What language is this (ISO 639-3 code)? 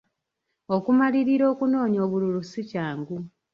lug